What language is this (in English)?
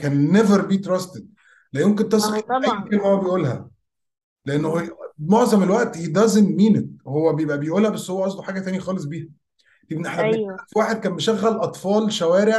Arabic